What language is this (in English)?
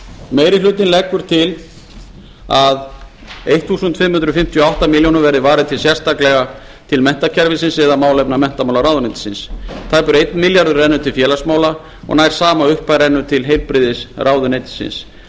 Icelandic